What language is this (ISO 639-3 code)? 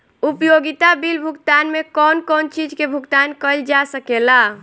bho